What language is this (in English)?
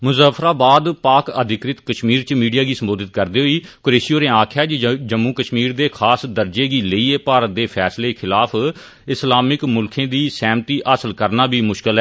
Dogri